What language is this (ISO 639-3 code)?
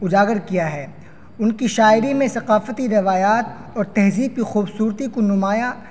urd